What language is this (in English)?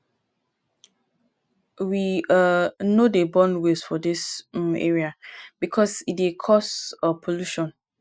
Nigerian Pidgin